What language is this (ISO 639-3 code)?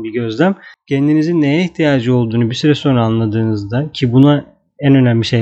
tur